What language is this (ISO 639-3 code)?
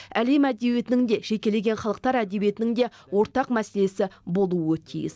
kaz